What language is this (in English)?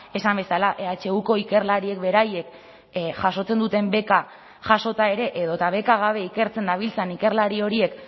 Basque